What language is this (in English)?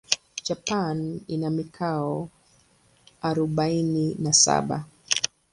Swahili